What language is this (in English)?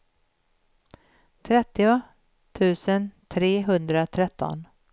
Swedish